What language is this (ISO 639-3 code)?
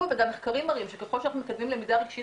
heb